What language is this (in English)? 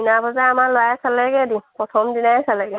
Assamese